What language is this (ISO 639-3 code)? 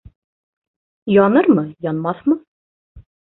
bak